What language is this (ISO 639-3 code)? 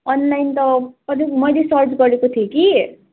nep